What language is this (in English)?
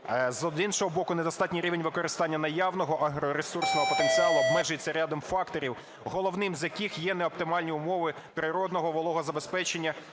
Ukrainian